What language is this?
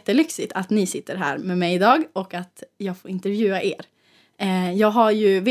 Swedish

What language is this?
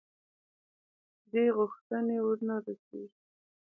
Pashto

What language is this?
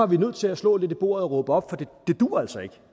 Danish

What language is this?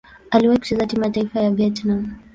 Swahili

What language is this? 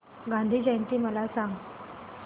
Marathi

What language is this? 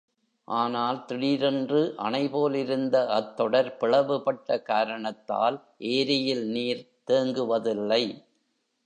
Tamil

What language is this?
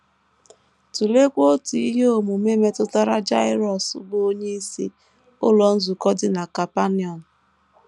Igbo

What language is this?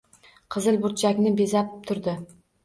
Uzbek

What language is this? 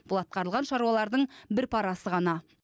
Kazakh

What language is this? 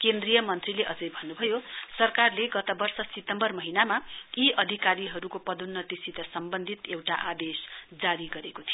Nepali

